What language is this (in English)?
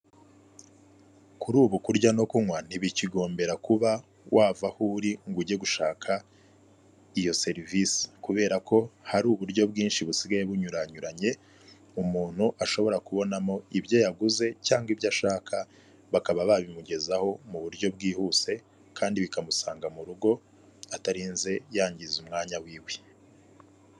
Kinyarwanda